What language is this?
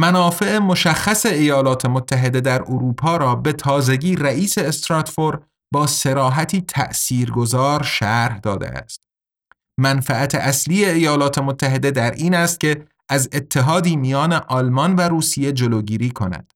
Persian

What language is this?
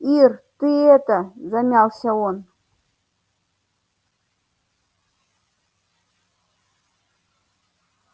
Russian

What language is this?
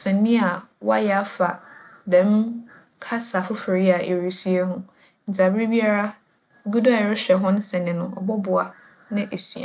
Akan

